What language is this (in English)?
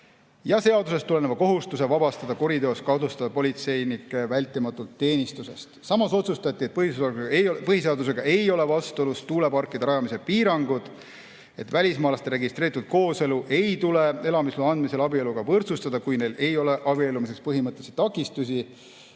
Estonian